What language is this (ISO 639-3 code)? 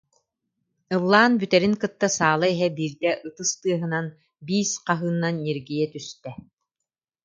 sah